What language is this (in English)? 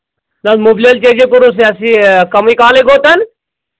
Kashmiri